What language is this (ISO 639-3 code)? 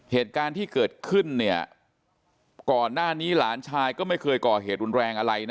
tha